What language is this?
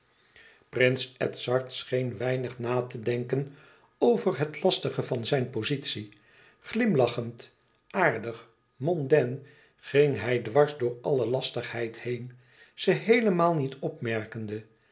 Dutch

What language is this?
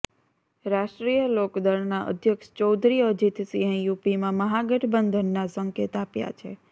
Gujarati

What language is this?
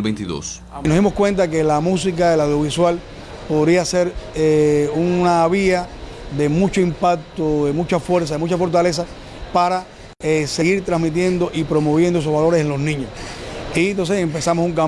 Spanish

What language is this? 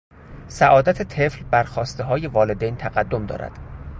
Persian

